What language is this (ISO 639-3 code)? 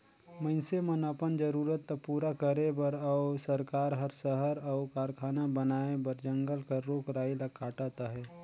hne